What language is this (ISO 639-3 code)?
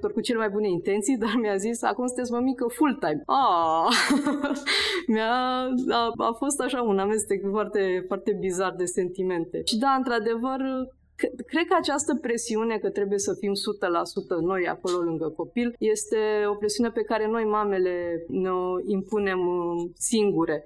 ron